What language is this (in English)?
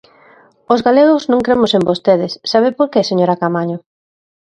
Galician